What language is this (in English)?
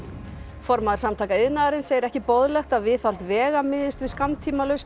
Icelandic